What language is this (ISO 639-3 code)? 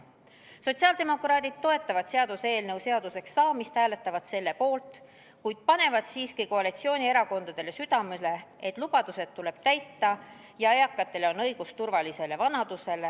est